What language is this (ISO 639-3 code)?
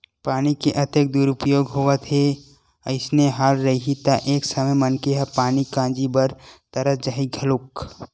hne